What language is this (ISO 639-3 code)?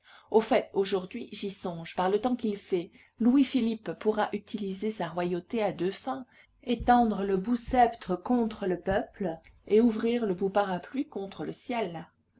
fra